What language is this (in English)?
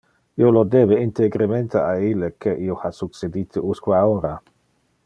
Interlingua